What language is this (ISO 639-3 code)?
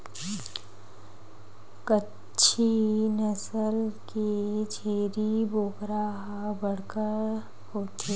hne